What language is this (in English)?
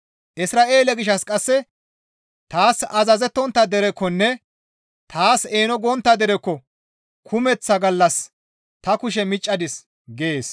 Gamo